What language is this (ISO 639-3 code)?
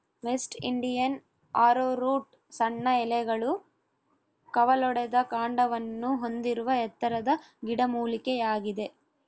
kan